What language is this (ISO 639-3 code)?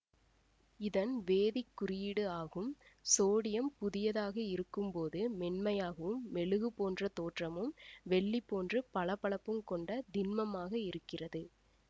tam